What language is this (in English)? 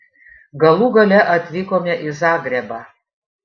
Lithuanian